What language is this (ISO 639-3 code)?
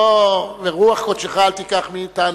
heb